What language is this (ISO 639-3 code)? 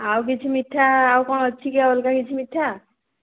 ori